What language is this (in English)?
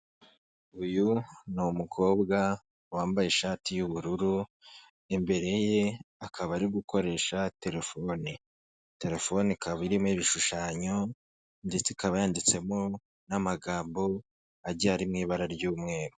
Kinyarwanda